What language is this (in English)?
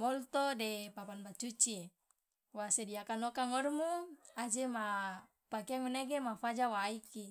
Loloda